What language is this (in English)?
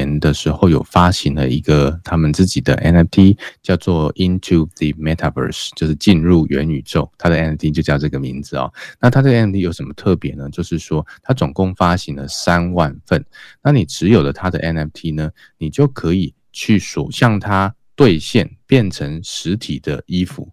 Chinese